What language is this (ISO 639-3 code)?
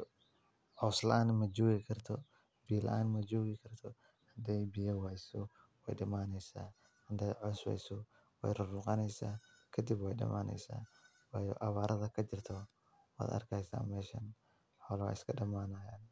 som